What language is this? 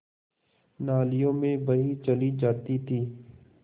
Hindi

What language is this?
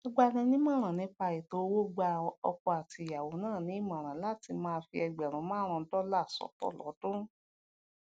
Yoruba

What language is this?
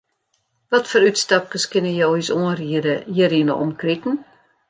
Western Frisian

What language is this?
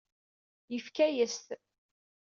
Kabyle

